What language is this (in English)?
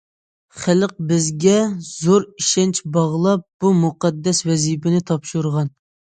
Uyghur